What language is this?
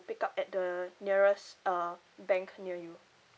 English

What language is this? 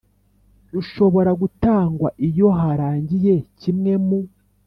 Kinyarwanda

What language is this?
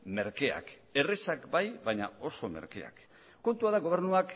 Basque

